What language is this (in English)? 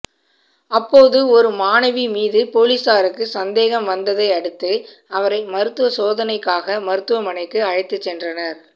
Tamil